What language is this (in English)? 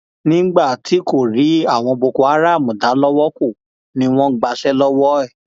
Yoruba